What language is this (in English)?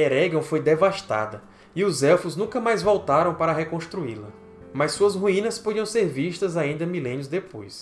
Portuguese